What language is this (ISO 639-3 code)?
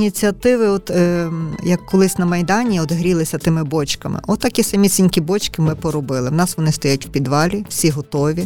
ukr